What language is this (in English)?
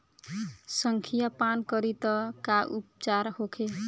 Bhojpuri